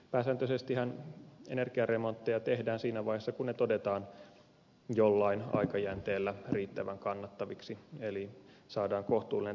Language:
Finnish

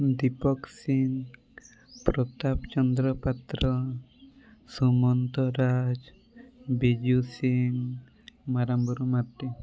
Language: Odia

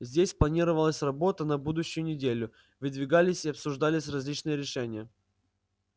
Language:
Russian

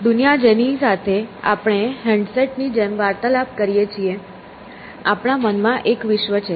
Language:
Gujarati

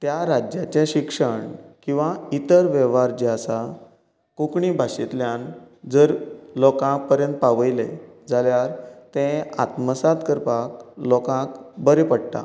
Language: Konkani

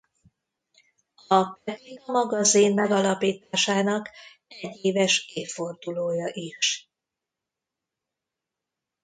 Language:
Hungarian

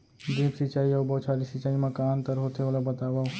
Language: Chhattisgarhi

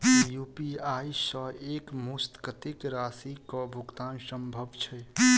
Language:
Maithili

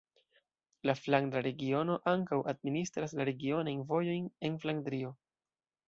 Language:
Esperanto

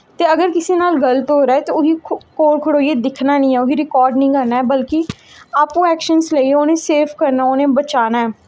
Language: Dogri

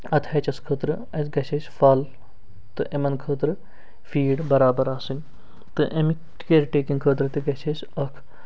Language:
Kashmiri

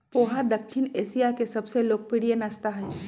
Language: Magahi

